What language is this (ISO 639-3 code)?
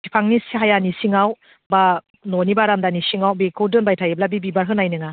brx